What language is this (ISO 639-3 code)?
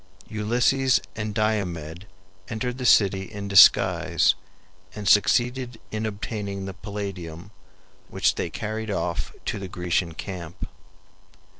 eng